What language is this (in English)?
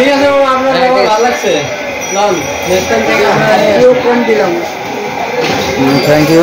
Arabic